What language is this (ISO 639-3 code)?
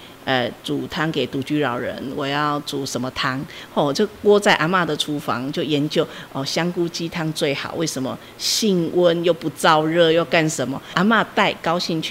zho